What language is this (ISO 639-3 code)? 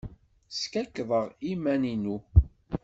kab